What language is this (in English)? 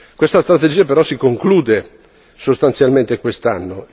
Italian